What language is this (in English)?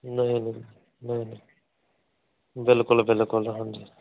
Punjabi